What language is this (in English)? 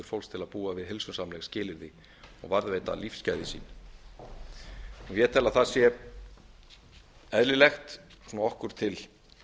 Icelandic